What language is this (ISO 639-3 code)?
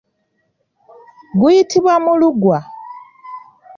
lug